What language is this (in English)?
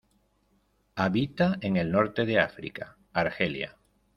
Spanish